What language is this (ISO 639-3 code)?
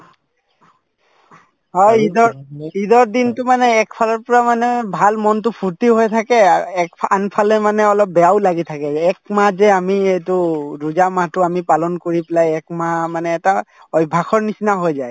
asm